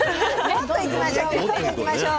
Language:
Japanese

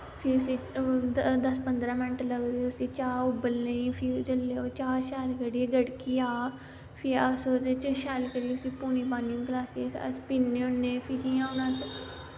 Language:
Dogri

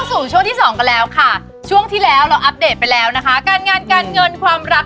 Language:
Thai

